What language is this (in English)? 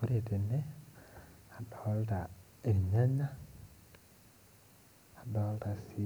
Masai